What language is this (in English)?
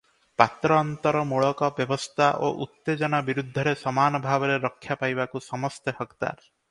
Odia